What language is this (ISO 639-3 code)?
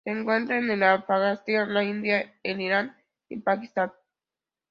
spa